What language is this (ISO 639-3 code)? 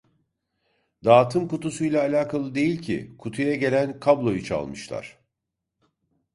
tur